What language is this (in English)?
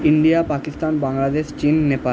Bangla